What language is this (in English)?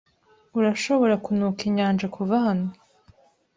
Kinyarwanda